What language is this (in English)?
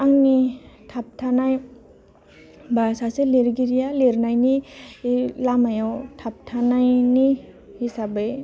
Bodo